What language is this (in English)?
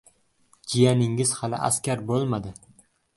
Uzbek